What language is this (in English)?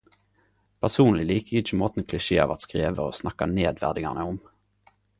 Norwegian Nynorsk